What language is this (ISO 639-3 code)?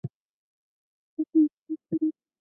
zho